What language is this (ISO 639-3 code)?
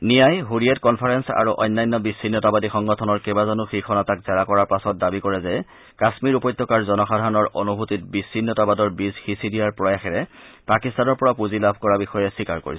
asm